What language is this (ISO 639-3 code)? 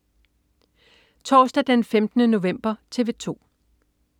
dan